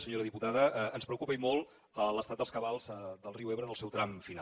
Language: Catalan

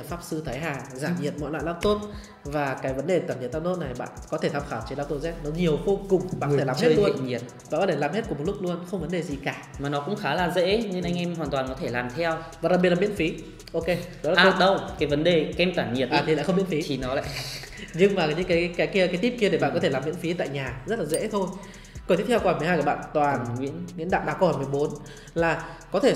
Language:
Vietnamese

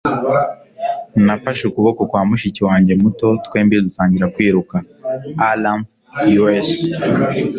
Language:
Kinyarwanda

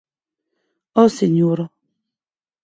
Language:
Occitan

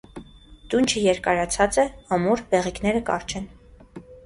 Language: Armenian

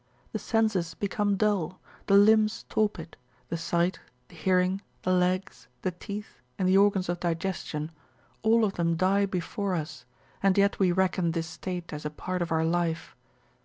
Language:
English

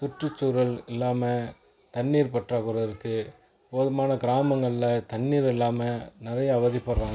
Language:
Tamil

